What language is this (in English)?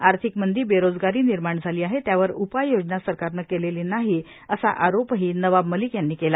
Marathi